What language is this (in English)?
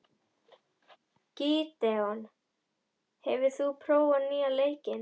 Icelandic